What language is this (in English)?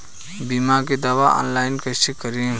Bhojpuri